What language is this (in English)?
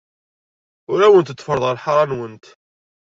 Kabyle